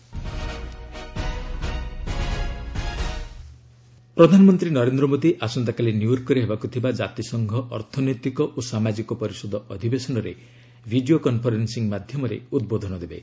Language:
Odia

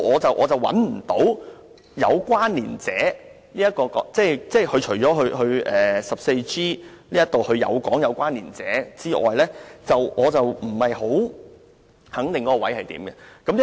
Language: Cantonese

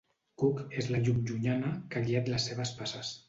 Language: Catalan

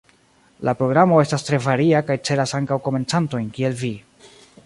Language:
Esperanto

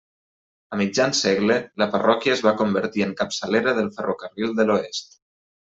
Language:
Catalan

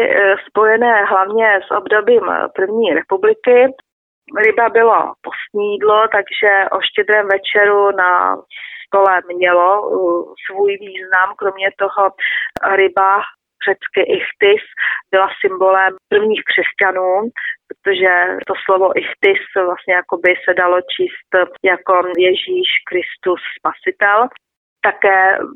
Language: Czech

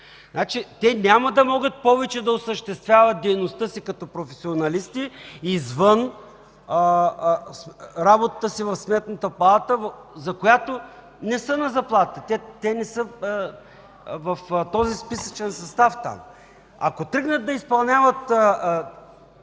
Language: Bulgarian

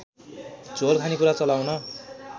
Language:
Nepali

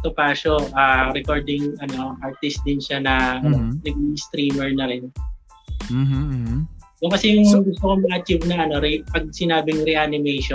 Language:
Filipino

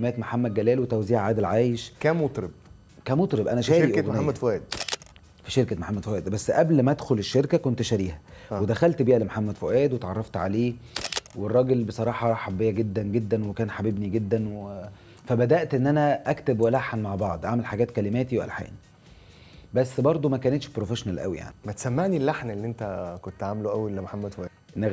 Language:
Arabic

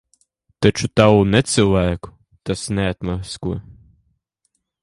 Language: Latvian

